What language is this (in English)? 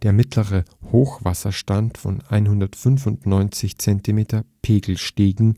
German